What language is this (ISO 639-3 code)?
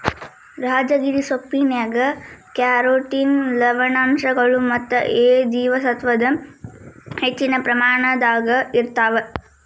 kan